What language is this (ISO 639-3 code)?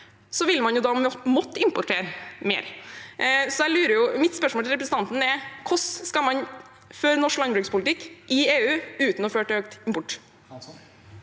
nor